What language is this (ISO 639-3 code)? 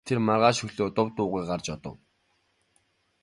mon